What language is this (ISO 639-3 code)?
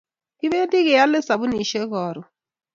kln